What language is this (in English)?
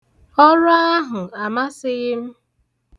Igbo